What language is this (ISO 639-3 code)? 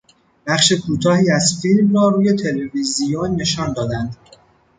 fas